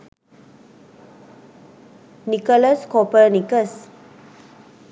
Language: Sinhala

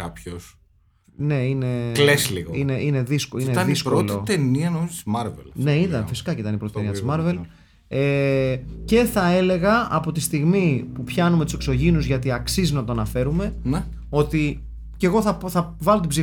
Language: Greek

